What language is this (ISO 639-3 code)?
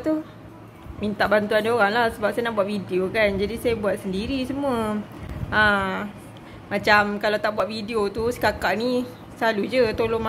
msa